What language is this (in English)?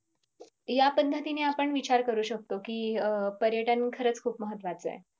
Marathi